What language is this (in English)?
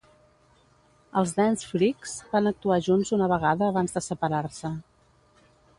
Catalan